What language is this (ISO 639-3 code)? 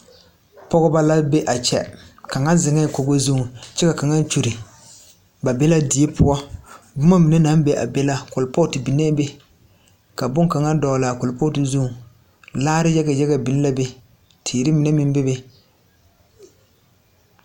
dga